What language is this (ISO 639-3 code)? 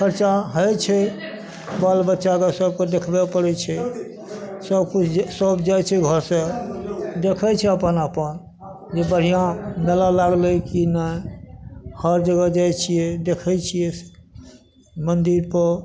mai